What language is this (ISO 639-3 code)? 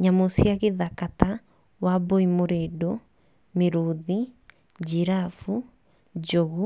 kik